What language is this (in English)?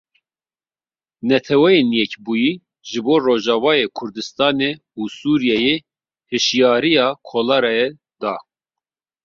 Kurdish